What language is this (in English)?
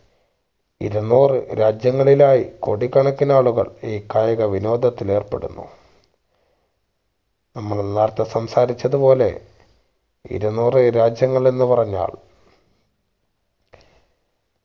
Malayalam